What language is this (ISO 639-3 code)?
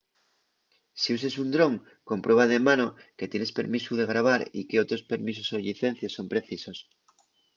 ast